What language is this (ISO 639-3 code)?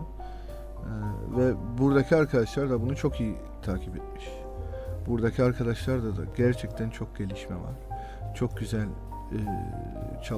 tur